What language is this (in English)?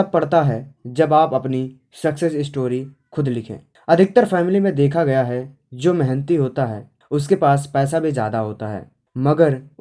Hindi